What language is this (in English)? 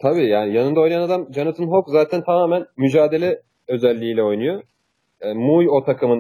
Turkish